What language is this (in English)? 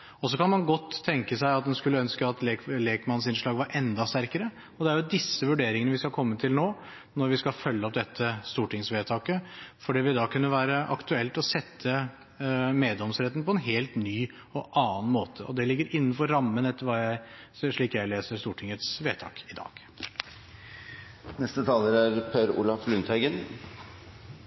Norwegian Bokmål